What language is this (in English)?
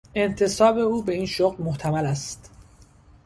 Persian